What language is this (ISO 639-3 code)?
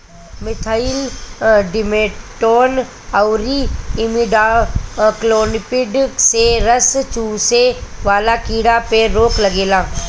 bho